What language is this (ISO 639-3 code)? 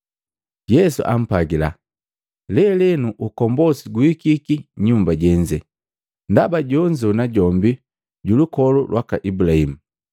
mgv